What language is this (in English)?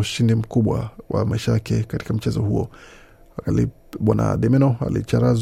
Swahili